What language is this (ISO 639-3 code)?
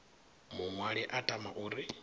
ven